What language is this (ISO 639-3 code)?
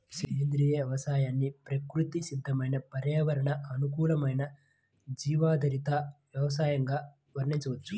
tel